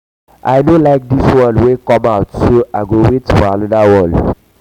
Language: Nigerian Pidgin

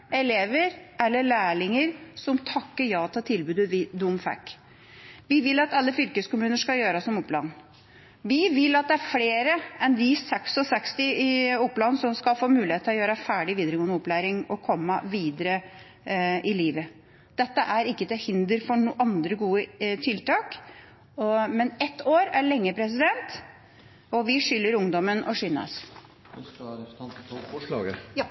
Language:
Norwegian Bokmål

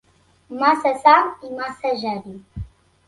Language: Catalan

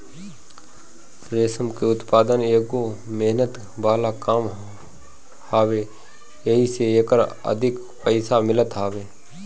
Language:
Bhojpuri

